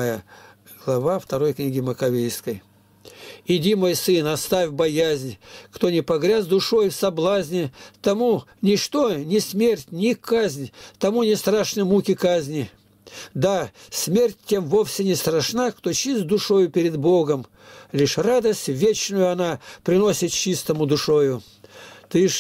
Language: Russian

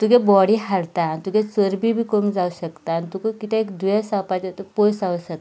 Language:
Konkani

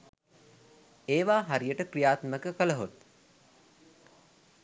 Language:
Sinhala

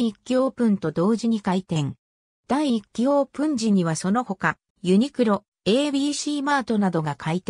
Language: Japanese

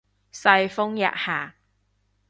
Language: Cantonese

